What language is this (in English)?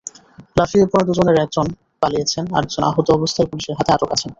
Bangla